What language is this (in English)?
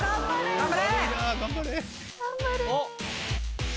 Japanese